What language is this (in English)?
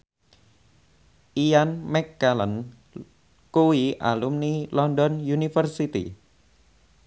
Javanese